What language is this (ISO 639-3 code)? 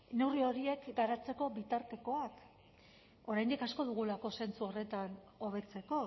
eus